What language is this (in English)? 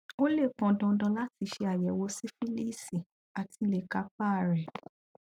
Yoruba